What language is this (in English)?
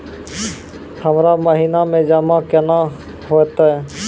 Maithili